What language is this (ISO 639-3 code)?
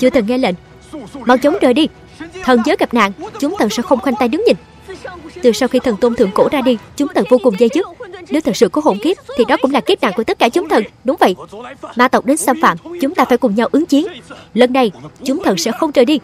vie